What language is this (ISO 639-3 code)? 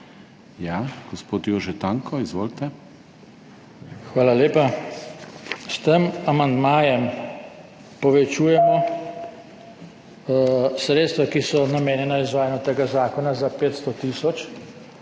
slv